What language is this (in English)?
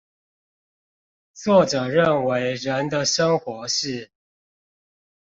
Chinese